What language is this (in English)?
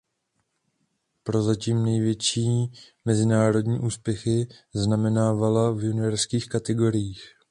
Czech